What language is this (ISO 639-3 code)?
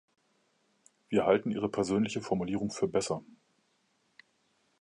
deu